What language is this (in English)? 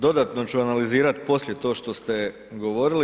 Croatian